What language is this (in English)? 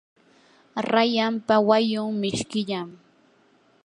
Yanahuanca Pasco Quechua